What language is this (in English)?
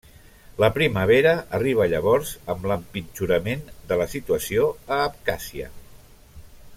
Catalan